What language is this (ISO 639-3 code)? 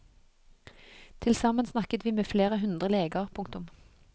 nor